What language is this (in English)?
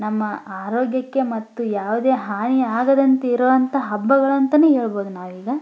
Kannada